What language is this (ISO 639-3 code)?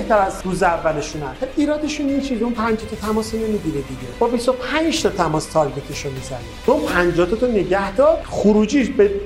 fas